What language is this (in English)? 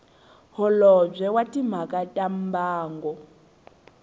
Tsonga